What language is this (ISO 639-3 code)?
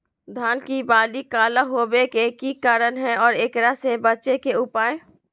mag